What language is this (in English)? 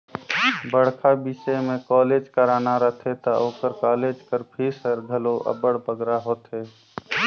Chhattisgarhi